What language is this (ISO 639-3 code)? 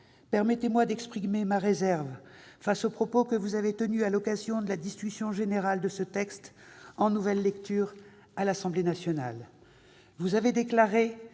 fra